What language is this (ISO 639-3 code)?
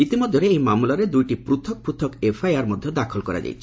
ori